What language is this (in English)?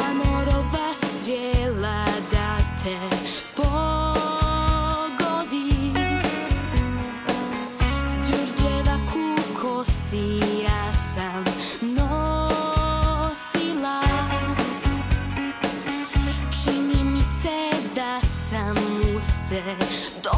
Polish